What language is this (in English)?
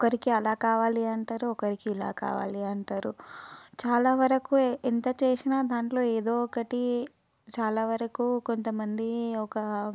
Telugu